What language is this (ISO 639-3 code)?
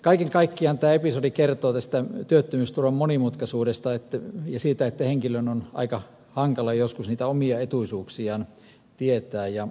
fin